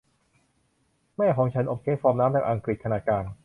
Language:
Thai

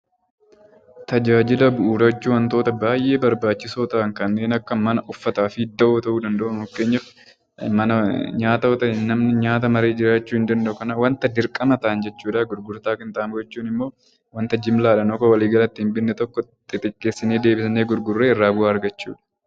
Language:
Oromo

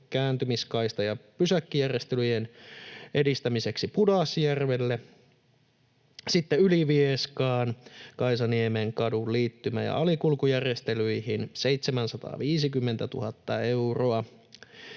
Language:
Finnish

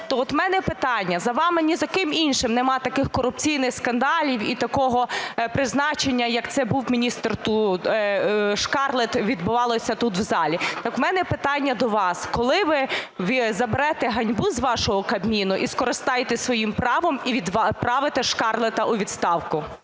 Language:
Ukrainian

